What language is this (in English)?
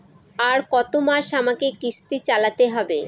Bangla